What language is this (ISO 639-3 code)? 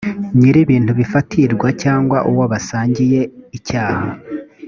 kin